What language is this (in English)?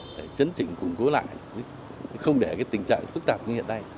Vietnamese